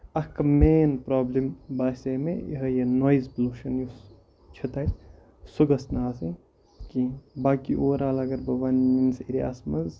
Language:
Kashmiri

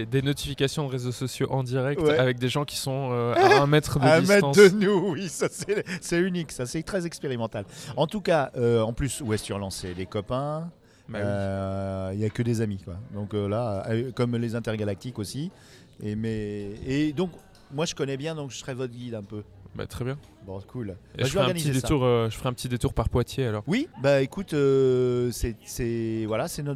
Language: French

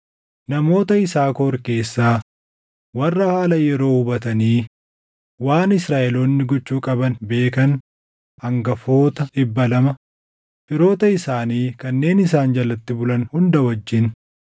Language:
Oromo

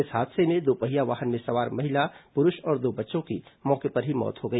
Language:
Hindi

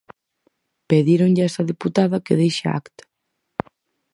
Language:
Galician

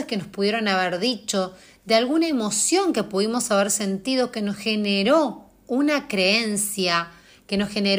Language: Spanish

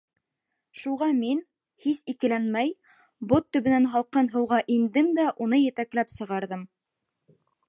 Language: Bashkir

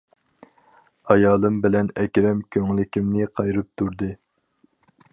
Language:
Uyghur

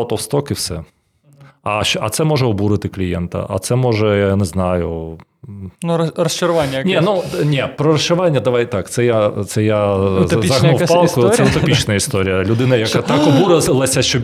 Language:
Ukrainian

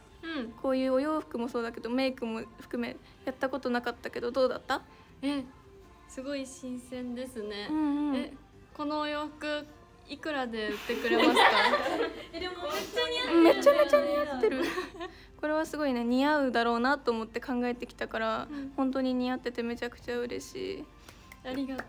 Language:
Japanese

